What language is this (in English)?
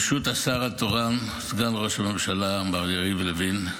Hebrew